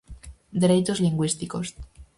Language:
Galician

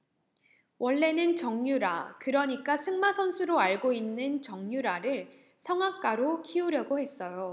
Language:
Korean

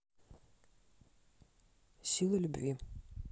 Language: Russian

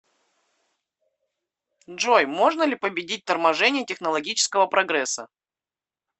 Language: Russian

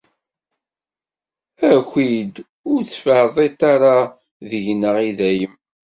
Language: Kabyle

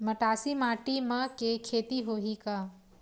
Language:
Chhattisgarhi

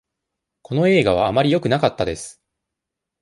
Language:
Japanese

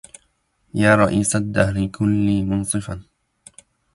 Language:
Arabic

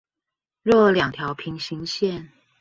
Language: Chinese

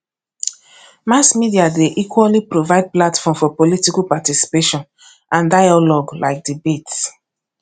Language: Nigerian Pidgin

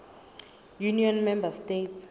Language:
Southern Sotho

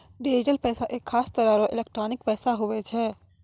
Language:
Maithili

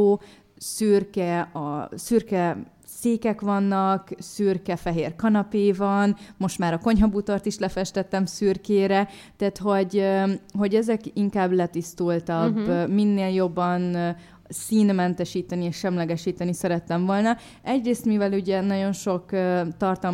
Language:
Hungarian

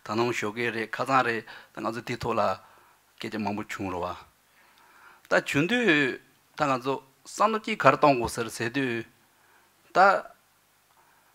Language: Romanian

